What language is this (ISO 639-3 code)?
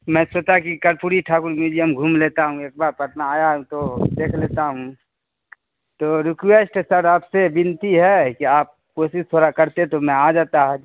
urd